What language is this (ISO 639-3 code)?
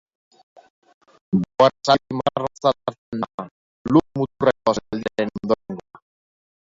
eus